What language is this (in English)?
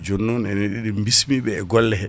Fula